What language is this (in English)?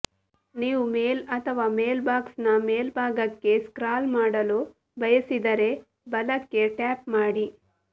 Kannada